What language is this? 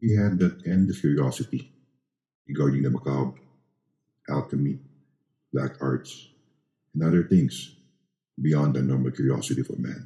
Filipino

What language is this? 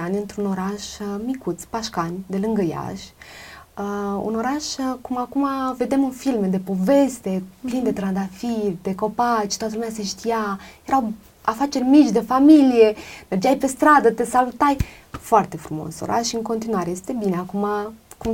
Romanian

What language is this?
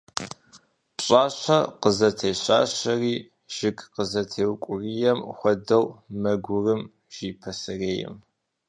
Kabardian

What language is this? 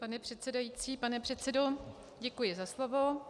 Czech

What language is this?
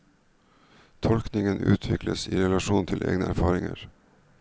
Norwegian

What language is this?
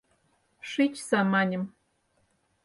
Mari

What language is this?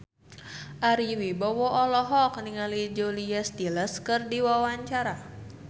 Sundanese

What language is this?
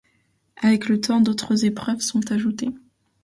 French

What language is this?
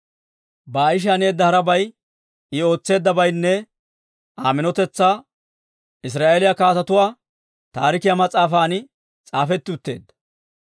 Dawro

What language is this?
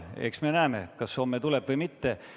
Estonian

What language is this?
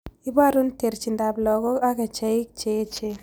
Kalenjin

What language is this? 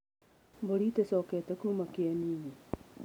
Kikuyu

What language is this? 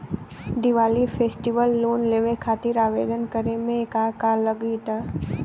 Bhojpuri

